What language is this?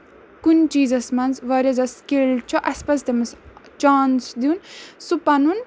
Kashmiri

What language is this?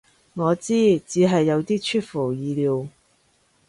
Cantonese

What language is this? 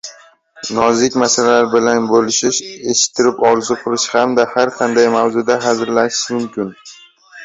Uzbek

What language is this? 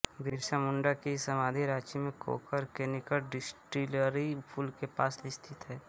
Hindi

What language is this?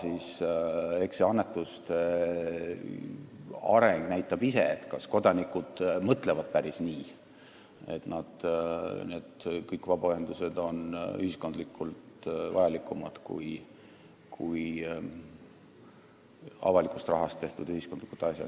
Estonian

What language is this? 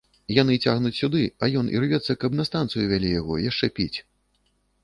Belarusian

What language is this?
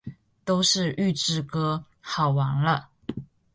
Chinese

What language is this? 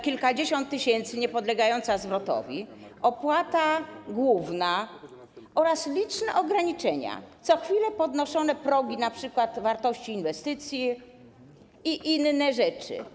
Polish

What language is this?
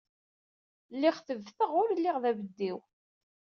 Kabyle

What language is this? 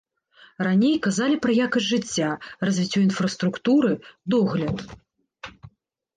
Belarusian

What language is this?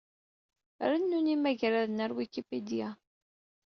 Kabyle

